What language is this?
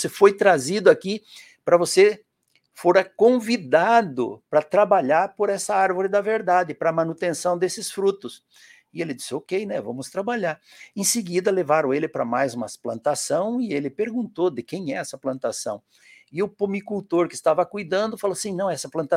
Portuguese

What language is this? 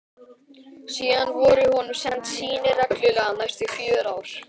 Icelandic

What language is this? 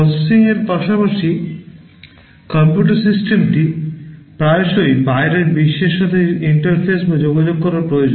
Bangla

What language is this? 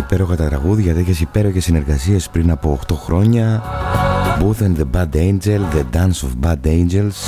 Greek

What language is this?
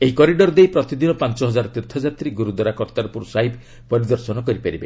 Odia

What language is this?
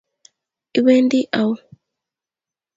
Kalenjin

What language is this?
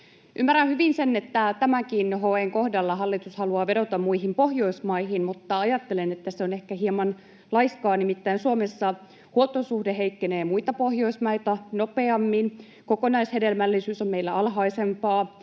Finnish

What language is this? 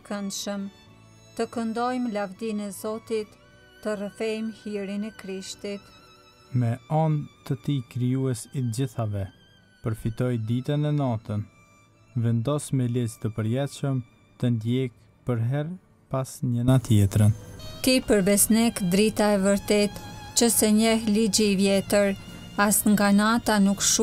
Romanian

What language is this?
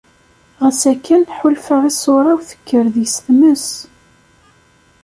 Kabyle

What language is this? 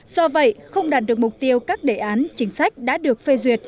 Vietnamese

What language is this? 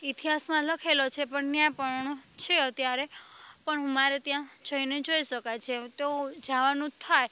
Gujarati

